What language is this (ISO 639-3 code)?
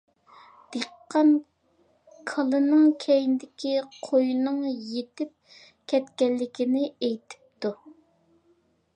uig